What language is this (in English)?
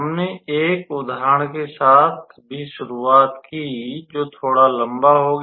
Hindi